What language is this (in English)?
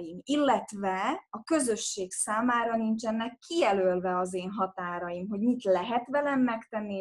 Hungarian